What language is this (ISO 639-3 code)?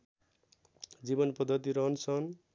nep